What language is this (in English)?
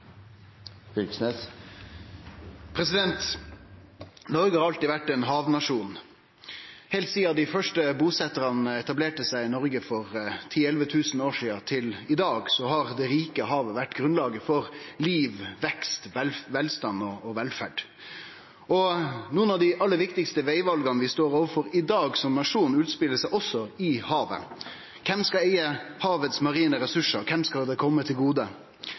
Norwegian Nynorsk